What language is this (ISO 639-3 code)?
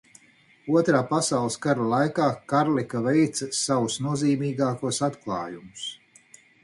lav